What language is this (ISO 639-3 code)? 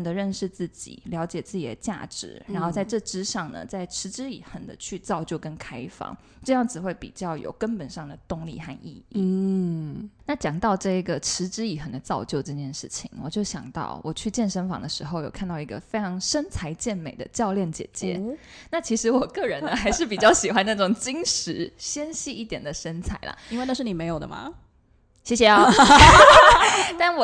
zho